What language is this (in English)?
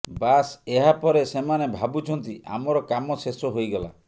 Odia